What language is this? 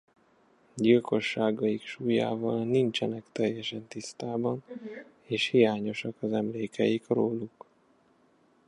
Hungarian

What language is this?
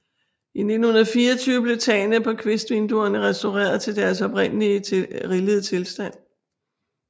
Danish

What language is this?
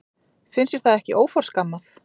Icelandic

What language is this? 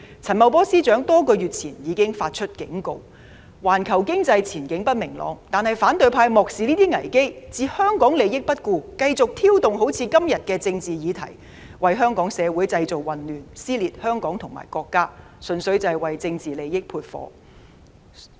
Cantonese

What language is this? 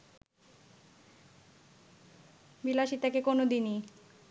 Bangla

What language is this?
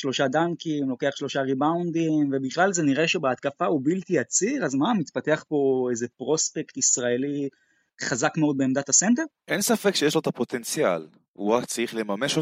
Hebrew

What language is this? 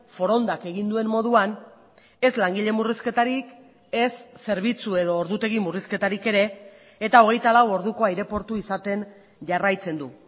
Basque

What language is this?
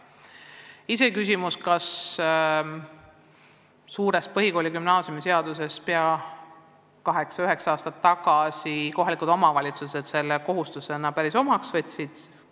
Estonian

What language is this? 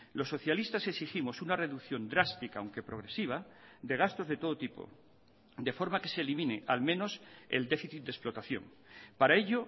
Spanish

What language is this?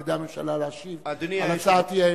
Hebrew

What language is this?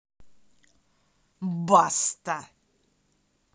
Russian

